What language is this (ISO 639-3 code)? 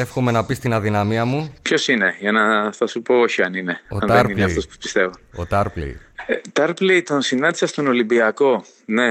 ell